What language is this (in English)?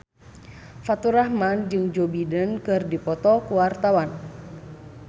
Sundanese